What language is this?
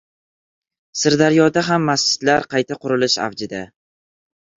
Uzbek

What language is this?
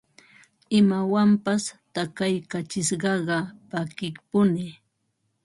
Ambo-Pasco Quechua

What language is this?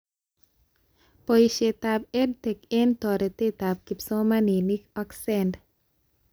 Kalenjin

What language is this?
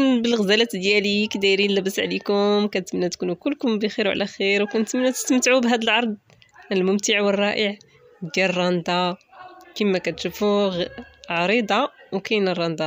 Arabic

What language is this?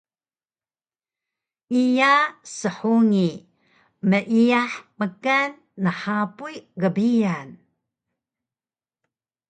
Taroko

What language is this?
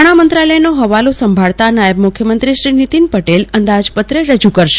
Gujarati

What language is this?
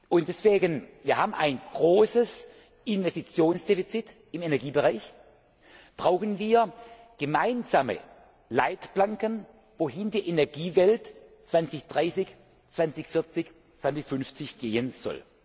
German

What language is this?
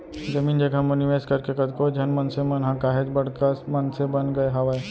Chhattisgarhi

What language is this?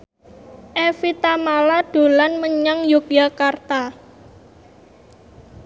Javanese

